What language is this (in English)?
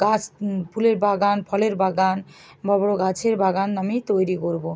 Bangla